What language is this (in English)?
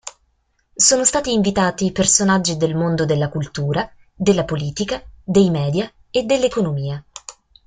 Italian